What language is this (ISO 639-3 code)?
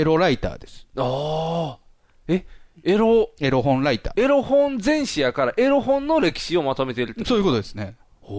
jpn